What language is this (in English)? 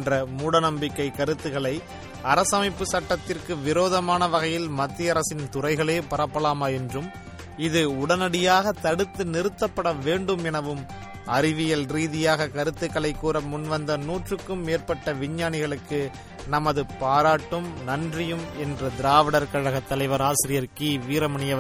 Tamil